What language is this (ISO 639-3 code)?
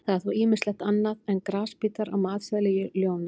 isl